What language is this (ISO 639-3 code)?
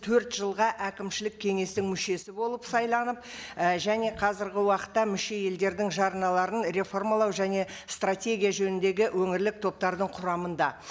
kaz